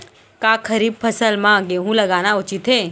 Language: Chhattisgarhi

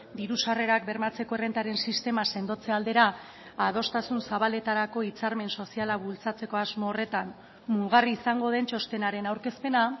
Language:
Basque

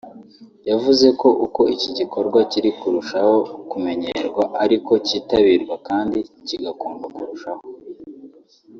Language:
Kinyarwanda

